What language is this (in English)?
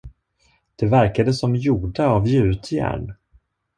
Swedish